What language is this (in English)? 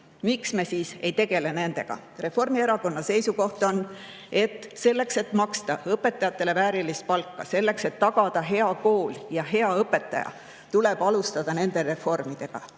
Estonian